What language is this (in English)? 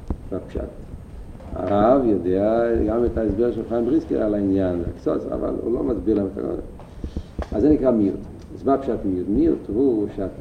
Hebrew